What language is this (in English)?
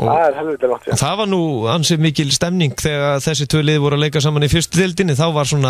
Norwegian